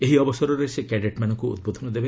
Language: Odia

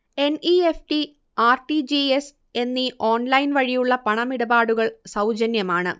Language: Malayalam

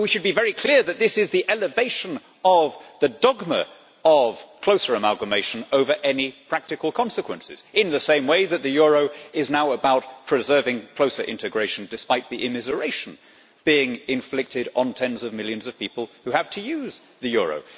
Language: English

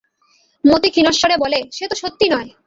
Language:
Bangla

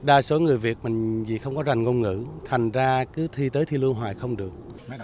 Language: Vietnamese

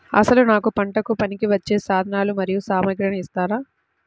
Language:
Telugu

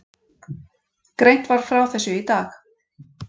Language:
Icelandic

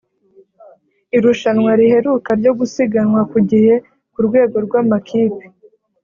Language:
Kinyarwanda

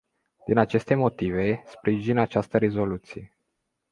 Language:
Romanian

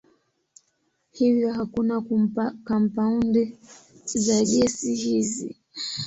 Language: Swahili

